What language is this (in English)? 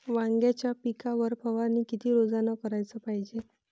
Marathi